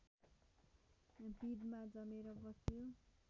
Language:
Nepali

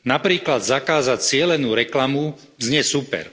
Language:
Slovak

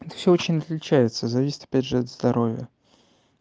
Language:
Russian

